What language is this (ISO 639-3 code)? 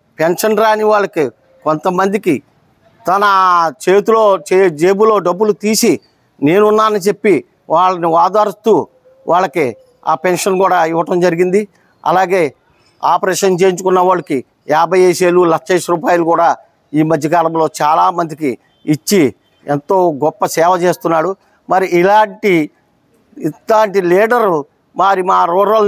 tel